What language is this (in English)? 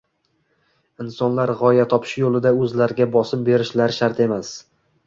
Uzbek